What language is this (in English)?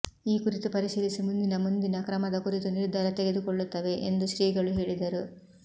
Kannada